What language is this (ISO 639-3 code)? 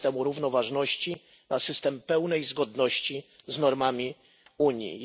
pol